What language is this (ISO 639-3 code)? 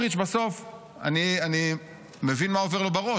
heb